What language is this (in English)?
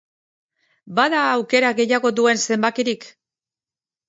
Basque